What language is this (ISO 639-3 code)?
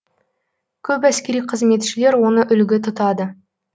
kaz